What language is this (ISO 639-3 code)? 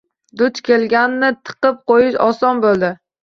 uzb